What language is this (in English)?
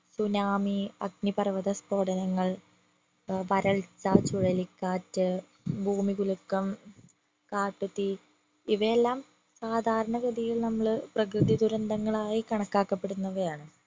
Malayalam